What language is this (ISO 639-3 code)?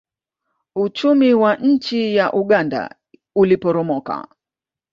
swa